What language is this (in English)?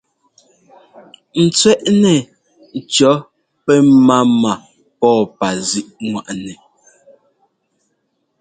Ngomba